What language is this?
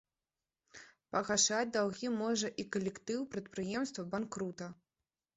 Belarusian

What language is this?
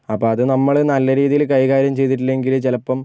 Malayalam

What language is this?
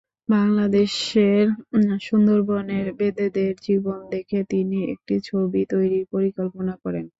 Bangla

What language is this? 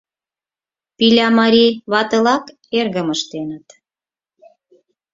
Mari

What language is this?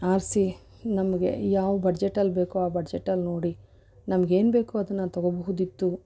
Kannada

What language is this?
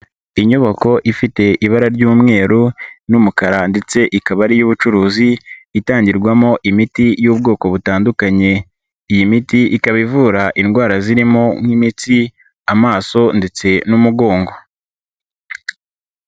Kinyarwanda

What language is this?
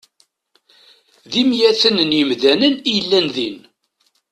Kabyle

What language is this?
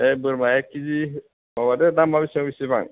Bodo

